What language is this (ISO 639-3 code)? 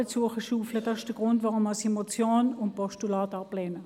gsw